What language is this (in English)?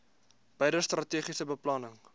Afrikaans